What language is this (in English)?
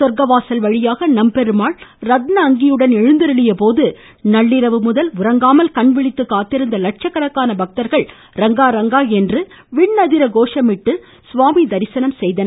Tamil